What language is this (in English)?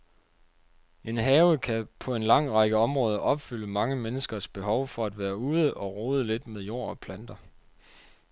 Danish